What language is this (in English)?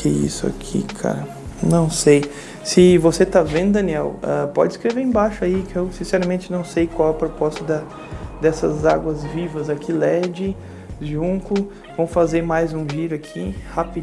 Portuguese